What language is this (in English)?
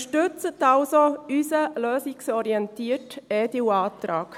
Swiss German